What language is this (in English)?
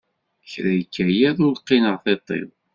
Kabyle